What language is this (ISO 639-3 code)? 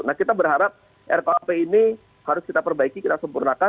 ind